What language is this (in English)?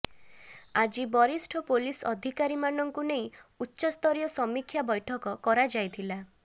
Odia